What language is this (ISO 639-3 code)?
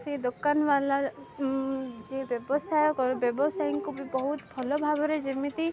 ori